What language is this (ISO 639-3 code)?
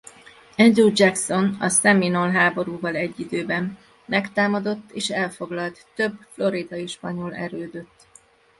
hun